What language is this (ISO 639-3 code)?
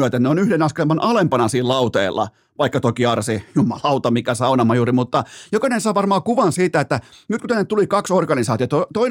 fin